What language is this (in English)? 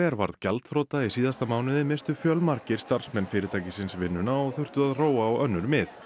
Icelandic